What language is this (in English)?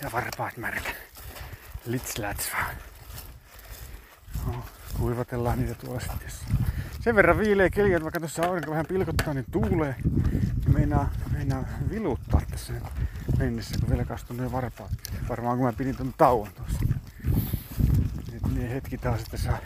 Finnish